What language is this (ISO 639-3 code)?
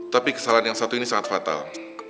ind